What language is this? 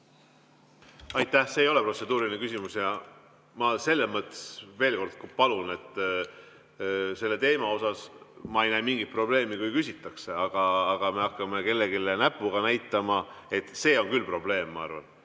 Estonian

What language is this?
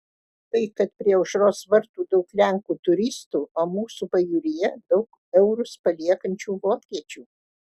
Lithuanian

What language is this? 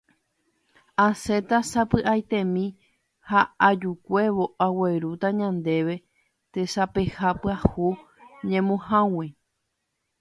Guarani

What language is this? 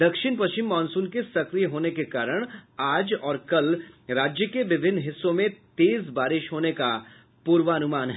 Hindi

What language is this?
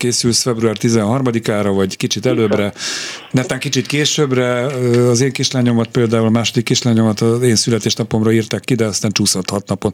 Hungarian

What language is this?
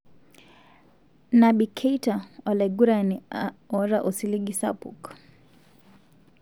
Masai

